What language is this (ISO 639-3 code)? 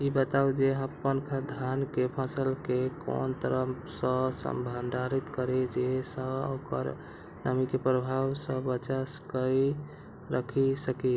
mai